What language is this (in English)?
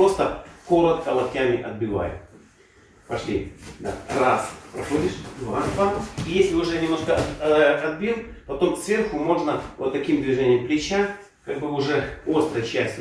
Russian